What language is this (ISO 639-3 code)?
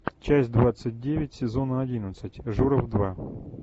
rus